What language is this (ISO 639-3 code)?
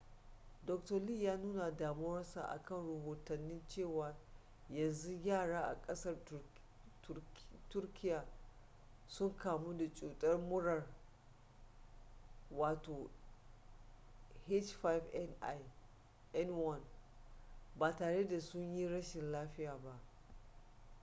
hau